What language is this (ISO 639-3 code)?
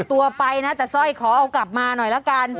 tha